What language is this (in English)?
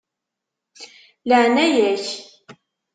Kabyle